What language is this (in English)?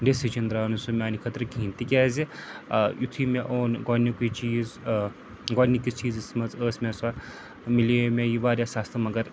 Kashmiri